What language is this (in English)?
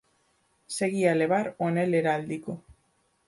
Galician